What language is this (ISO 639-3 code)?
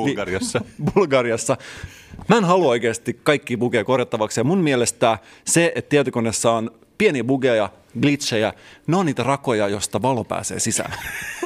fin